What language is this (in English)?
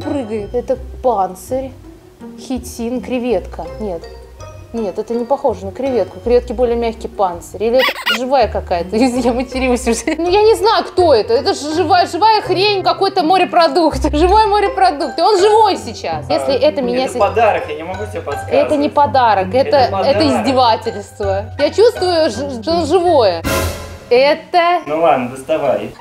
Russian